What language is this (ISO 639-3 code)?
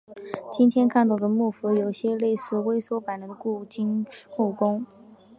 zho